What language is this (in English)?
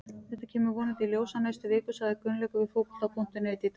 Icelandic